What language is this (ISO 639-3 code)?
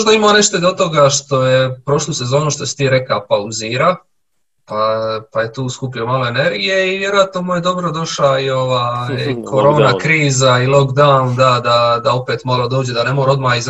hrv